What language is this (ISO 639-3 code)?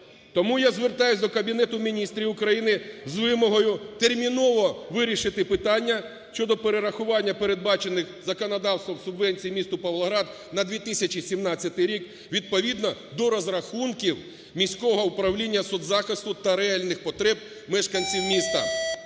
ukr